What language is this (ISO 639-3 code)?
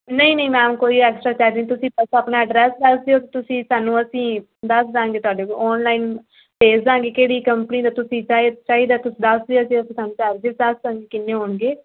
pan